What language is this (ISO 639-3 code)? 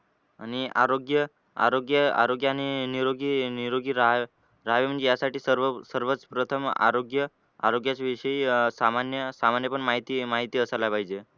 mar